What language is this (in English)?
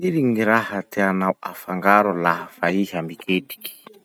Masikoro Malagasy